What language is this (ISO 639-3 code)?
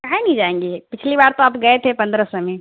urd